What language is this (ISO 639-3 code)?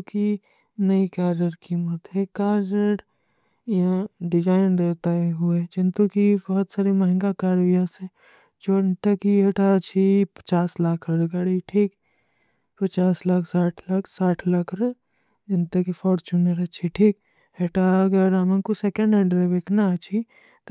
uki